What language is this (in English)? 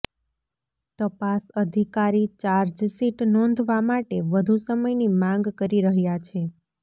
Gujarati